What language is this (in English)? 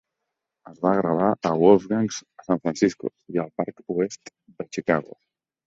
Catalan